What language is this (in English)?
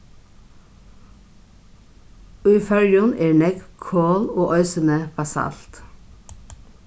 Faroese